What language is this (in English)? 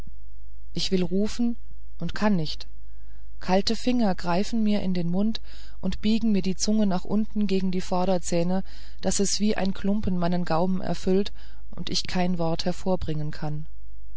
German